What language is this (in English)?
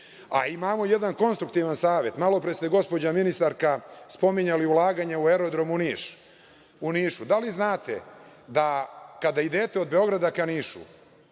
Serbian